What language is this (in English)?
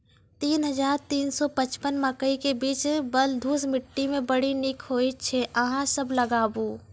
Maithili